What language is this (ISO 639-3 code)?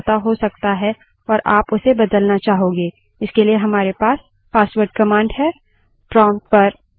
hin